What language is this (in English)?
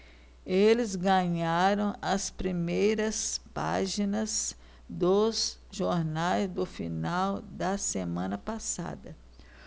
Portuguese